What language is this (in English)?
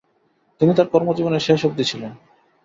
Bangla